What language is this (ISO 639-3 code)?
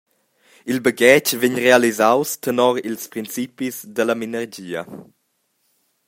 roh